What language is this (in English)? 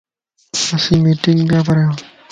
Lasi